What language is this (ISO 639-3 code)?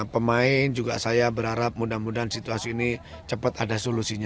ind